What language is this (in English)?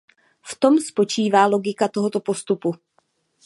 Czech